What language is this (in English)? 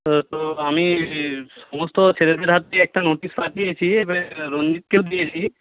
Bangla